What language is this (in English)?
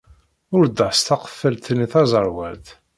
Kabyle